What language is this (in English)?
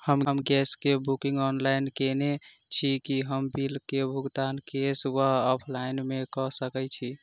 Maithili